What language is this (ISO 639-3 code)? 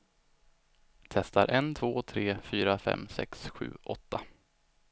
swe